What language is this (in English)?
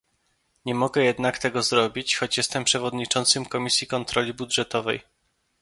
Polish